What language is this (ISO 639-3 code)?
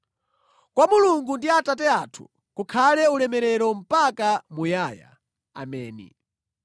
nya